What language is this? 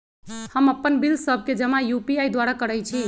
Magahi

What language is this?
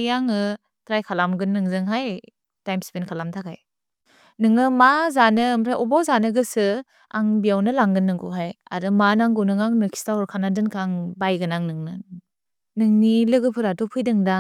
Bodo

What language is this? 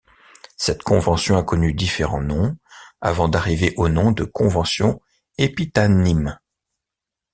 French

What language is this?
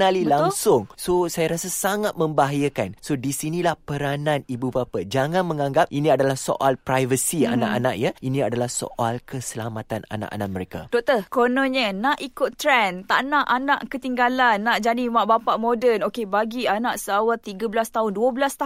Malay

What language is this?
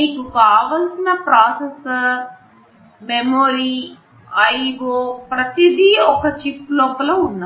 Telugu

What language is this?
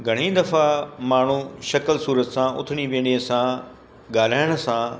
Sindhi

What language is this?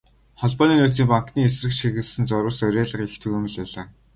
Mongolian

